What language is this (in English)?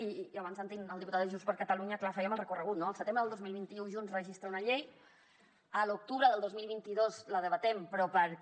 Catalan